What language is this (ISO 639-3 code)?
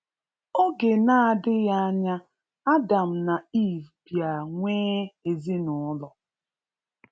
ibo